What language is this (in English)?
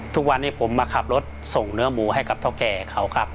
Thai